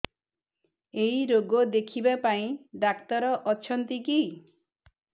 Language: Odia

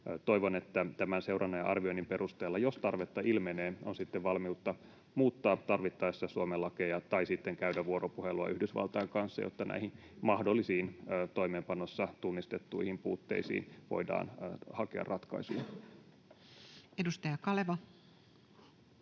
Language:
Finnish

